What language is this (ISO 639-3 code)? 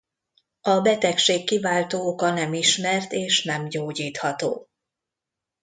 hun